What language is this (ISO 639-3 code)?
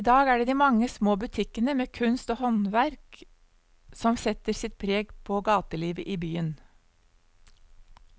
nor